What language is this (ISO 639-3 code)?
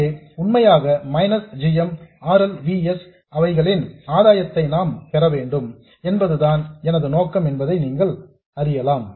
tam